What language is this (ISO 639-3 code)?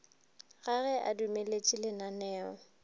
nso